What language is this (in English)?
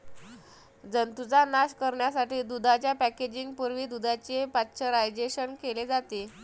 Marathi